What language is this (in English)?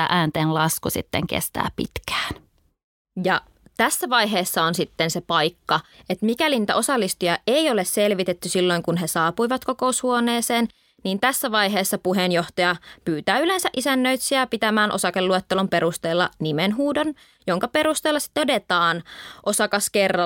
Finnish